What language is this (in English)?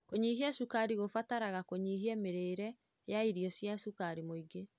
Kikuyu